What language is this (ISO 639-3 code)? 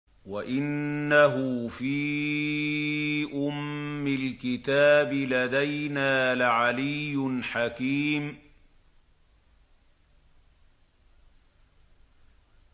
ara